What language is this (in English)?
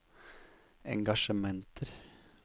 Norwegian